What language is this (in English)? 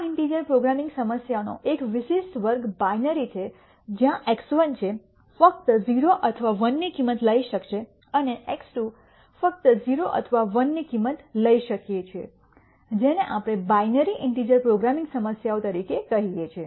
Gujarati